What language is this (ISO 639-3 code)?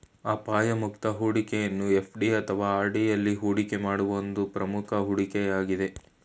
kan